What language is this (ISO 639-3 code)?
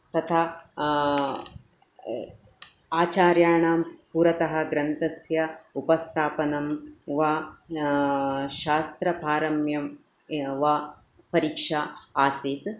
san